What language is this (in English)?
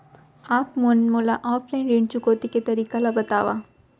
Chhattisgarhi